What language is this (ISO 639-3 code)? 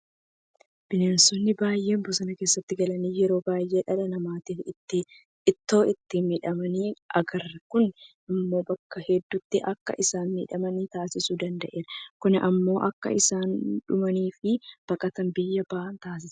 orm